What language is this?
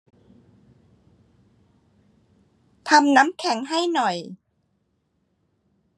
Thai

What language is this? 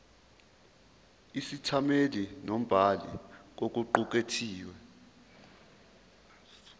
Zulu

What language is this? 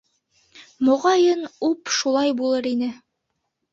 Bashkir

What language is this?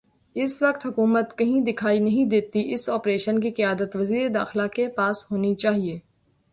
Urdu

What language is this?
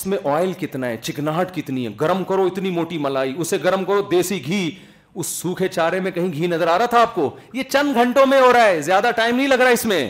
Urdu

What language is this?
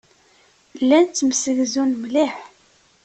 Kabyle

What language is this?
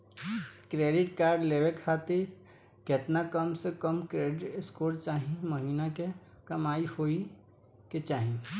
Bhojpuri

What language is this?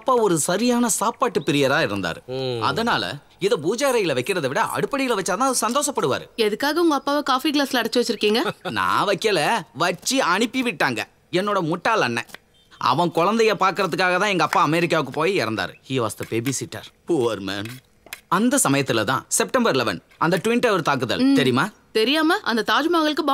Tamil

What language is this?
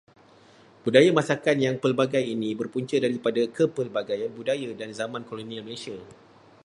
Malay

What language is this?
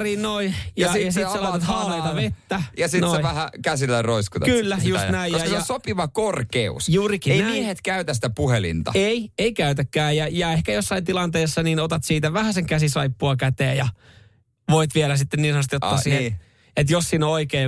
Finnish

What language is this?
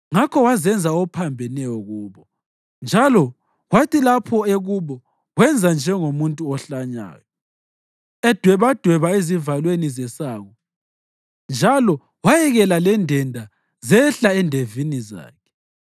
North Ndebele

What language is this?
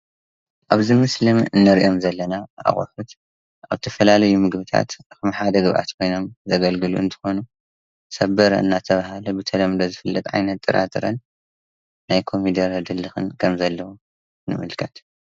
Tigrinya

